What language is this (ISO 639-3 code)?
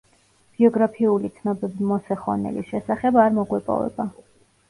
kat